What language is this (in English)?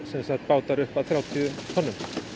Icelandic